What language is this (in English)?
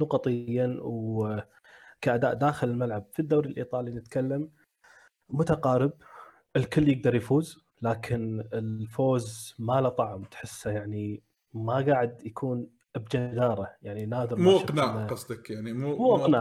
Arabic